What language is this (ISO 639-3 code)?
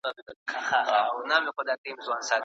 pus